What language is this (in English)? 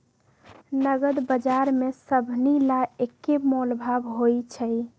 Magahi